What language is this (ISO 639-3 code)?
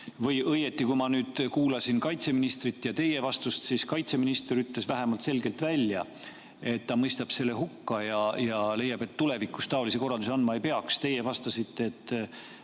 est